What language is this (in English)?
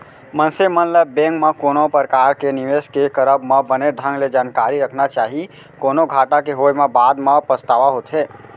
Chhattisgarhi